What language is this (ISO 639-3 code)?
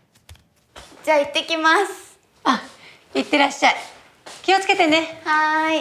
jpn